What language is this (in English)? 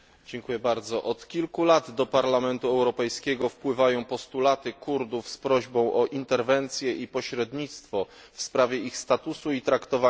Polish